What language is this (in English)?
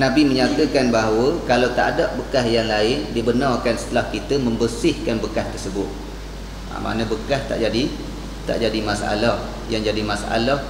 Malay